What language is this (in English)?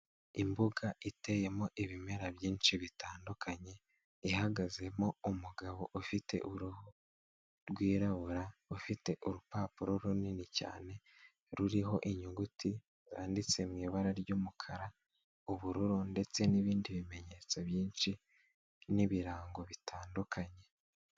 Kinyarwanda